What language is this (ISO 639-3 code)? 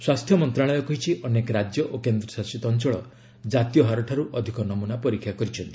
ori